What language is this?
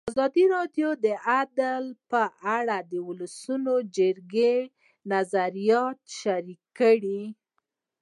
Pashto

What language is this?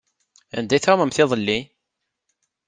Kabyle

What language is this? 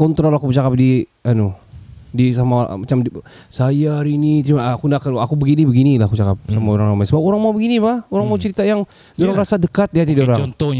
Malay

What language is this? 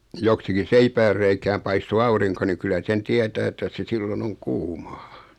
Finnish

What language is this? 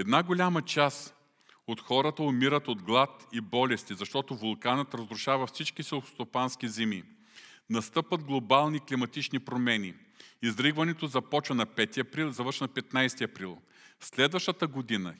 Bulgarian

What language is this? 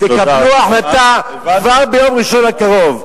Hebrew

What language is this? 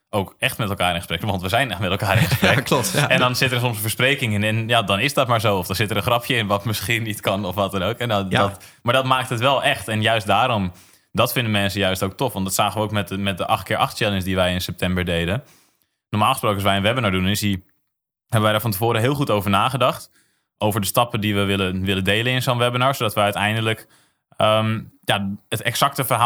Dutch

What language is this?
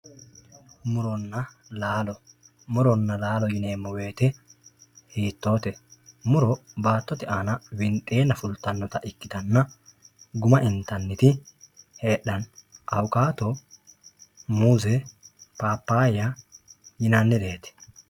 Sidamo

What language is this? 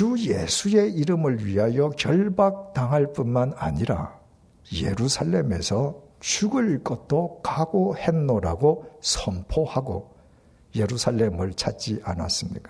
Korean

